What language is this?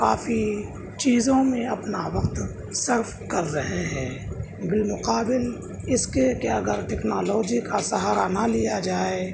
Urdu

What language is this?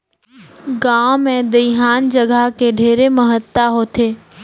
Chhattisgarhi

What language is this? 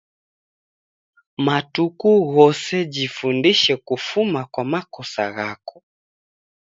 Taita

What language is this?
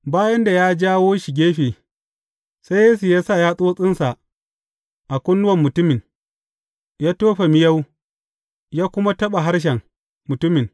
Hausa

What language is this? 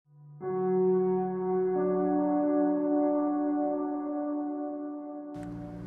Portuguese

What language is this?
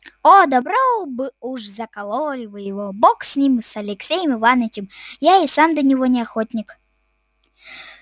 Russian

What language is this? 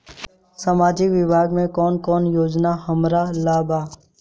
Bhojpuri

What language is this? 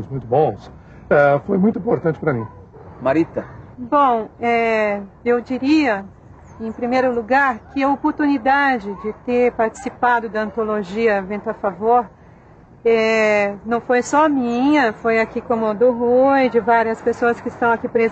Portuguese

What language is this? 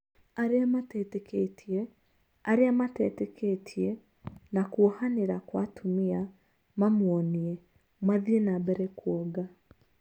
Kikuyu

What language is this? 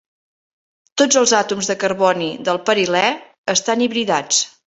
Catalan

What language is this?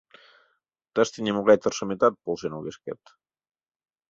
Mari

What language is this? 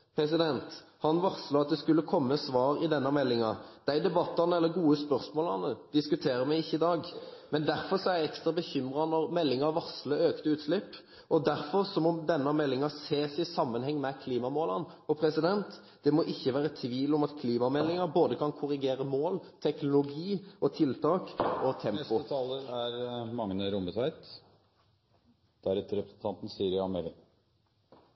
Norwegian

